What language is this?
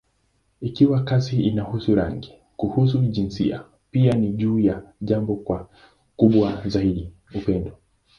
Swahili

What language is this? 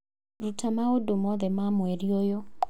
Kikuyu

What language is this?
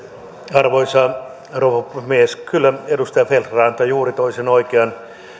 Finnish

